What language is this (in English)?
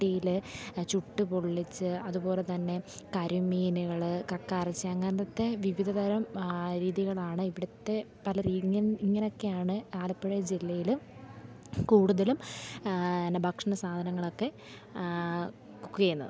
Malayalam